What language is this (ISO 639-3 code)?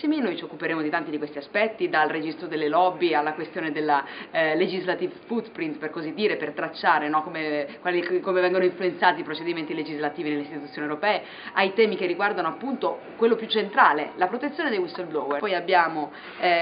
ita